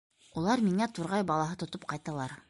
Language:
Bashkir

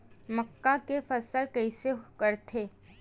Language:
Chhattisgarhi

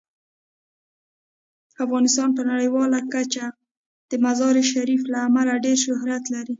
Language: Pashto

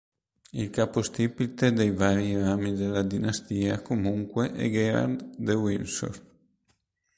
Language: Italian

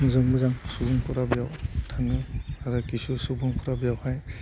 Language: Bodo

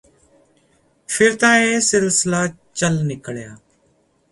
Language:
Punjabi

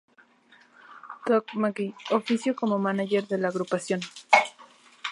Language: Spanish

